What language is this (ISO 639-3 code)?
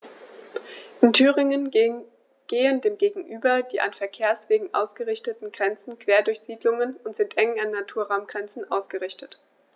deu